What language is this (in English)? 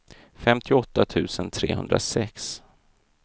Swedish